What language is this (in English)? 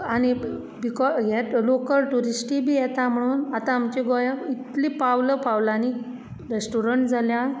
Konkani